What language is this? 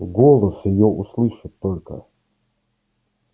Russian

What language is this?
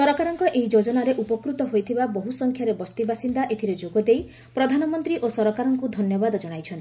Odia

